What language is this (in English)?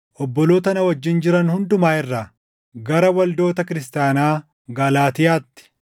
Oromo